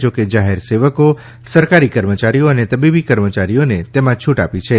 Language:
Gujarati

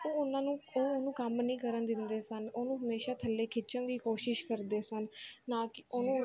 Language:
Punjabi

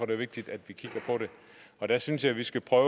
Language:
Danish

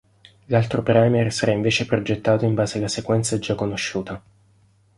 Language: Italian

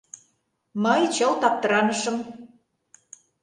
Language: Mari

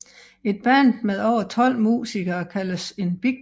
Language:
Danish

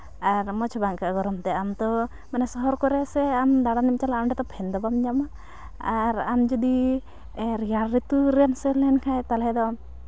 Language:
Santali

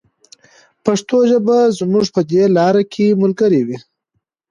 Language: Pashto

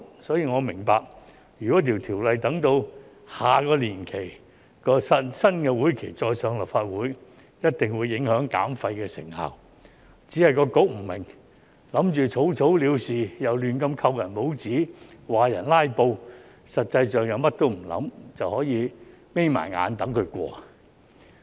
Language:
Cantonese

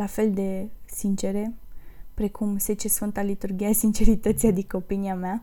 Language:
Romanian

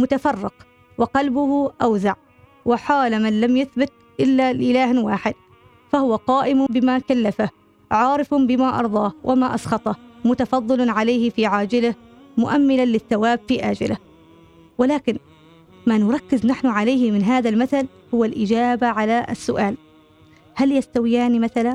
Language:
Arabic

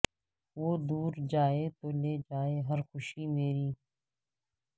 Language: Urdu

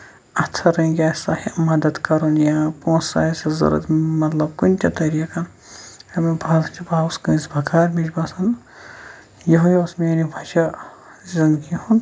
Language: Kashmiri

